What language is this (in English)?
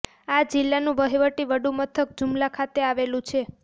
Gujarati